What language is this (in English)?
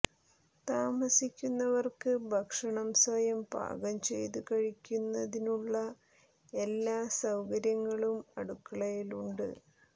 Malayalam